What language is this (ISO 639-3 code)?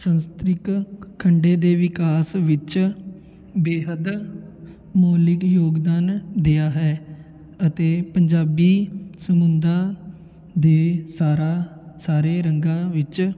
pan